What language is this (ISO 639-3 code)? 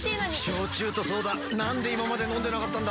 jpn